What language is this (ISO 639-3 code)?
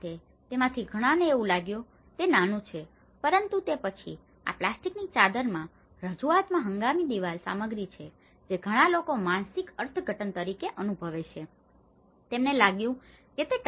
guj